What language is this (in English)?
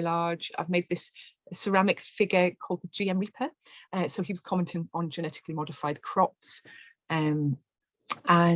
English